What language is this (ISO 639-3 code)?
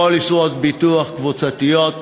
heb